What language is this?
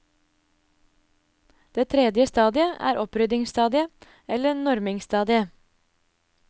Norwegian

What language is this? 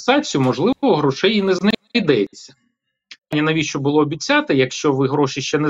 Ukrainian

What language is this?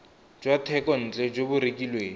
Tswana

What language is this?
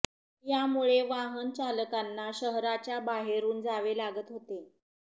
Marathi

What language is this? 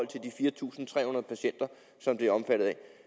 Danish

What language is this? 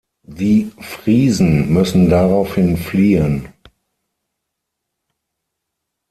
German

